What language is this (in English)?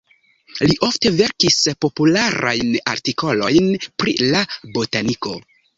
Esperanto